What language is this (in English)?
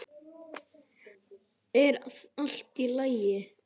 Icelandic